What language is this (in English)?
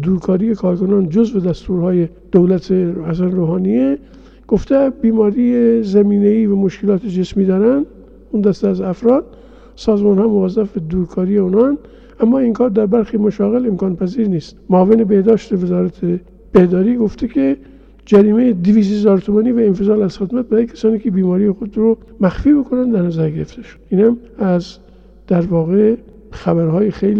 Persian